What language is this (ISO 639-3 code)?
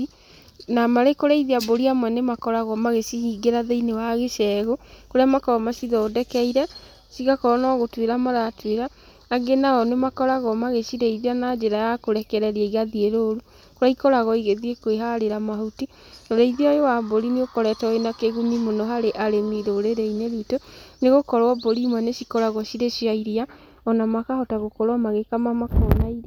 kik